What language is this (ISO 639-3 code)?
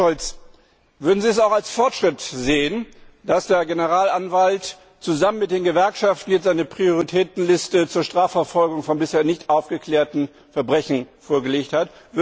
deu